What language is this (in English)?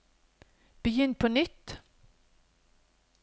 Norwegian